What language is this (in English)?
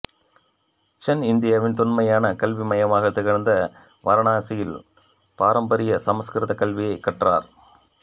Tamil